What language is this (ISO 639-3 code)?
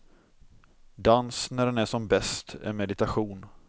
swe